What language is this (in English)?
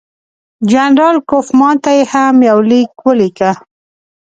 Pashto